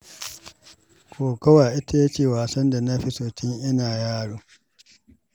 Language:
Hausa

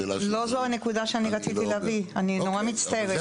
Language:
Hebrew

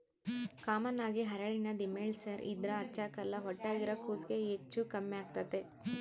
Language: Kannada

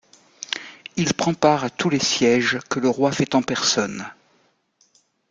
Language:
French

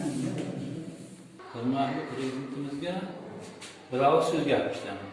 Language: Turkish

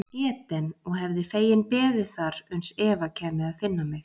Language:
Icelandic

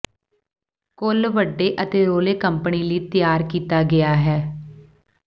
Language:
Punjabi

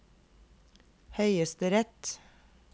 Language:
Norwegian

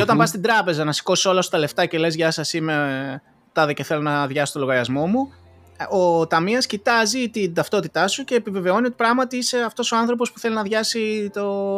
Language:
Greek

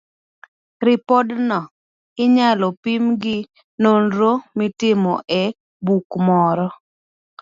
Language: Luo (Kenya and Tanzania)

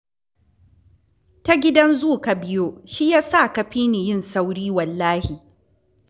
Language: Hausa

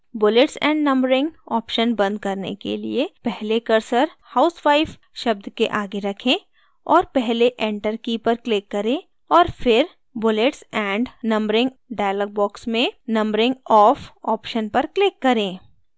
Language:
Hindi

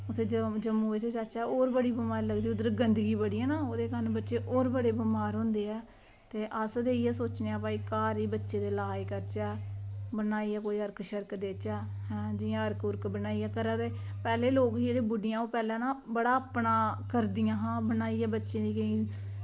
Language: Dogri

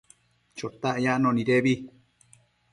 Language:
Matsés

